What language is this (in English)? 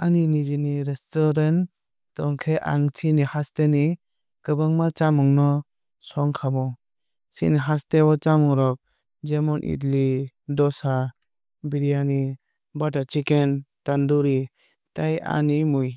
Kok Borok